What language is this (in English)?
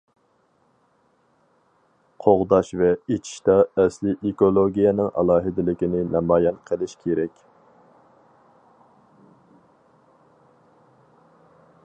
Uyghur